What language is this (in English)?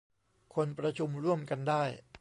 Thai